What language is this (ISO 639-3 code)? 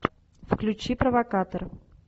rus